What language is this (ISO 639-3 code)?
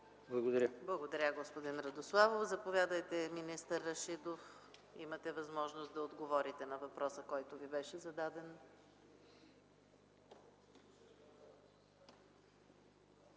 bul